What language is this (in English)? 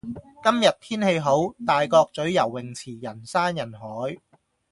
Cantonese